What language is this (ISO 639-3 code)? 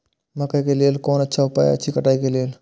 mai